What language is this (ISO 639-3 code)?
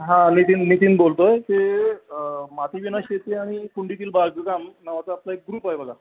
mar